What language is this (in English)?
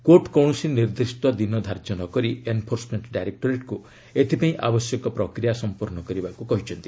Odia